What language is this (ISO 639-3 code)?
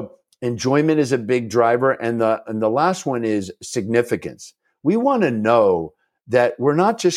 eng